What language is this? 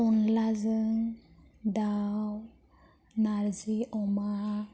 Bodo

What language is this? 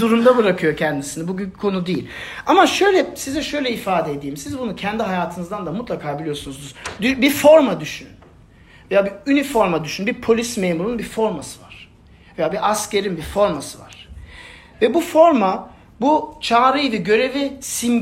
Turkish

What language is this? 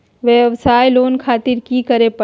Magahi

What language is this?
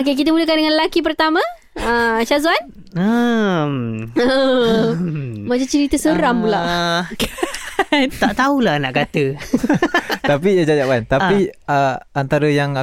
Malay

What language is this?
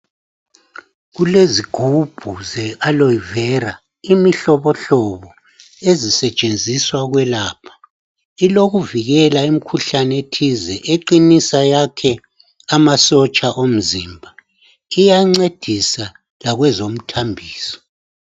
North Ndebele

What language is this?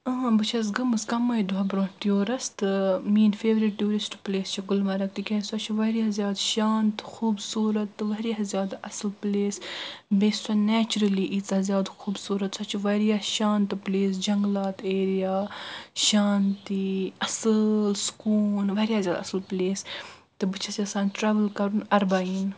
Kashmiri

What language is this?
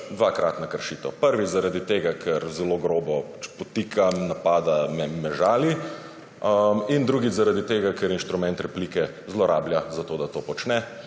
Slovenian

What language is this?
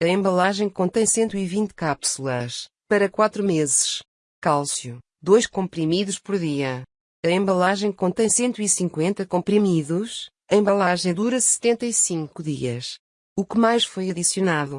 Portuguese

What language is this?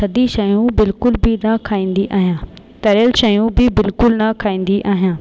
Sindhi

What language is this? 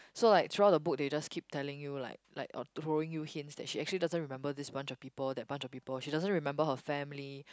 English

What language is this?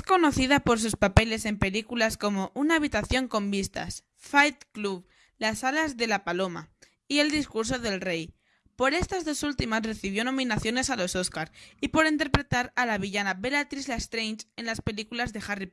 Spanish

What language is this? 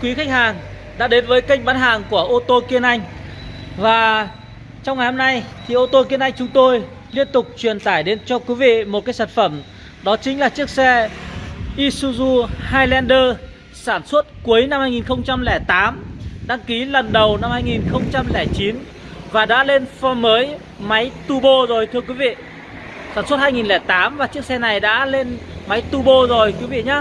Vietnamese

